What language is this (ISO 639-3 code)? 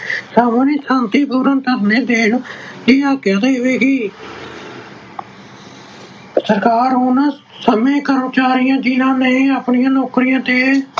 pan